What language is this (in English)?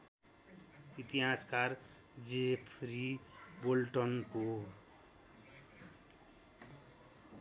Nepali